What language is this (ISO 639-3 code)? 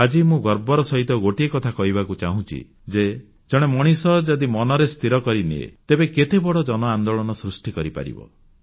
ori